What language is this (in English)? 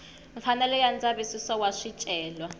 Tsonga